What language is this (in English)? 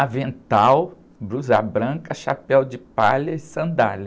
Portuguese